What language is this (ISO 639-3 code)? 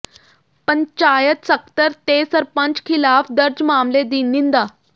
pan